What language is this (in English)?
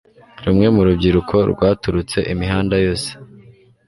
Kinyarwanda